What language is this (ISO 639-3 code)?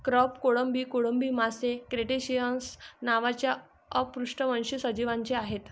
mar